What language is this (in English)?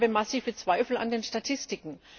German